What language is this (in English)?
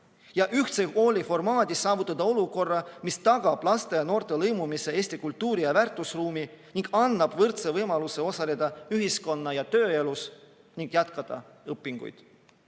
Estonian